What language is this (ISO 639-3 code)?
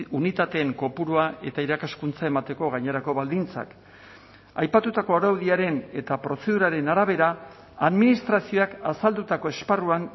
eus